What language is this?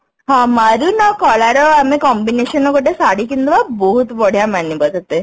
Odia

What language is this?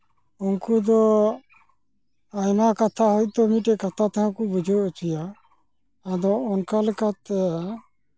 Santali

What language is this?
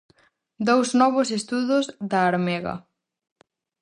Galician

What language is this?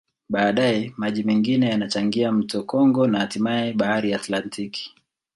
Swahili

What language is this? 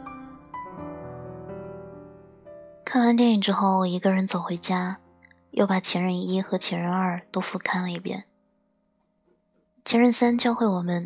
Chinese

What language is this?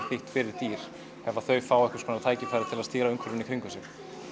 Icelandic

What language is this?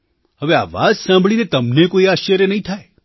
Gujarati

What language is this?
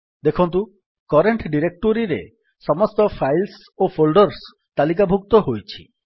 Odia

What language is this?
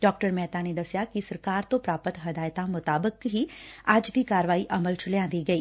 Punjabi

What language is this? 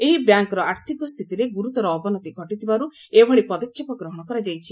Odia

